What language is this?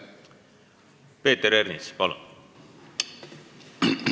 Estonian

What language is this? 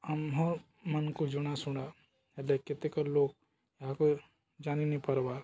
Odia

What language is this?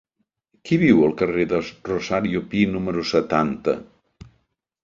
Catalan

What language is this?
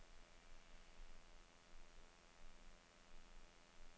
Danish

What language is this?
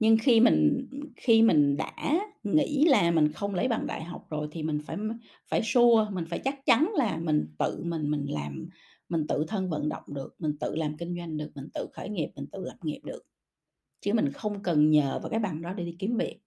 Vietnamese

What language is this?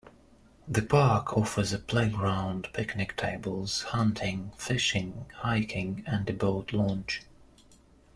English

